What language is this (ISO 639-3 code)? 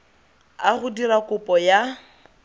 tsn